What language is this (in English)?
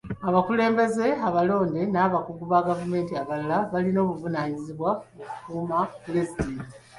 Ganda